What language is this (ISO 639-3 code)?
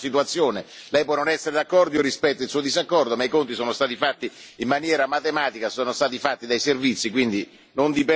ita